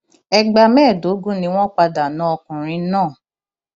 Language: Yoruba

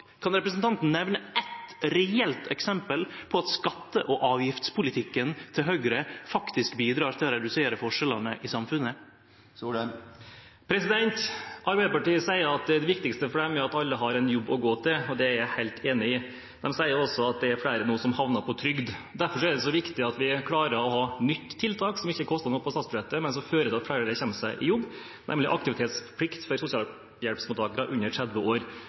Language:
Norwegian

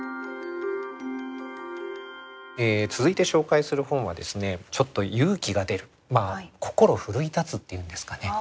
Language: Japanese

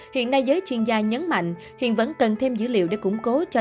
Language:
Vietnamese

